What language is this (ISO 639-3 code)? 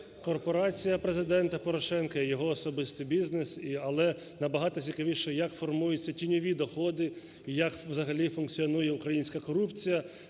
ukr